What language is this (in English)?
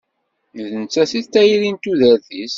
Kabyle